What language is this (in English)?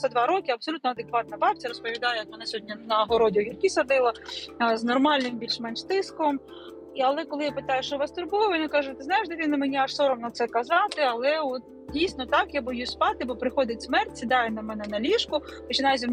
Ukrainian